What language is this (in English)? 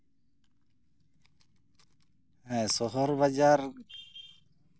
Santali